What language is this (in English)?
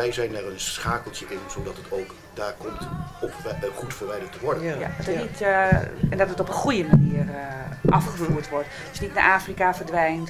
Dutch